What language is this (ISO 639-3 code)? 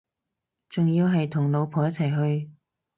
yue